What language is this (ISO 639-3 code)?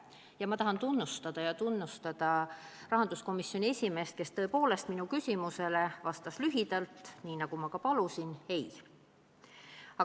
est